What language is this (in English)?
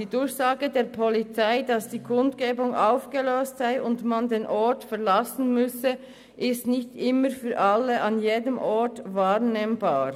Swiss German